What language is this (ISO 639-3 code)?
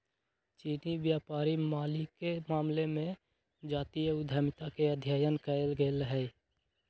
mag